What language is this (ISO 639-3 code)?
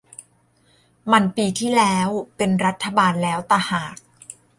tha